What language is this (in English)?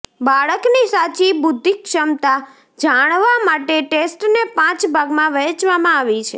Gujarati